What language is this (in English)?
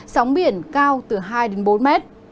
Vietnamese